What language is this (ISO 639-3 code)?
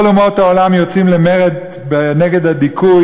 heb